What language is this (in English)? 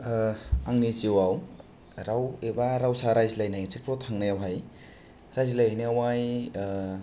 Bodo